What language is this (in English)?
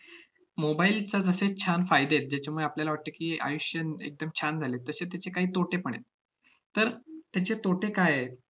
Marathi